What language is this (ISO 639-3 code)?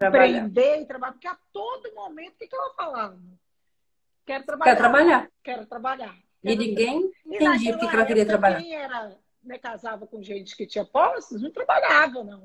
por